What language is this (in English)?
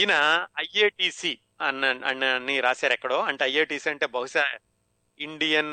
Telugu